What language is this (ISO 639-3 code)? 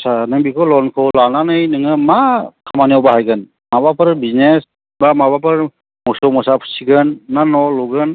brx